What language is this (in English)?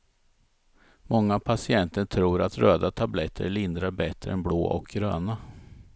Swedish